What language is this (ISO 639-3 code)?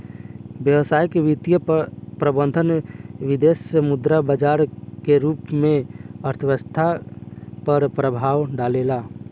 bho